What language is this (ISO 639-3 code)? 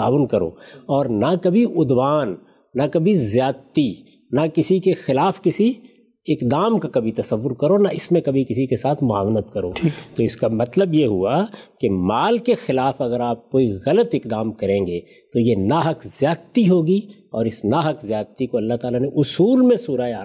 urd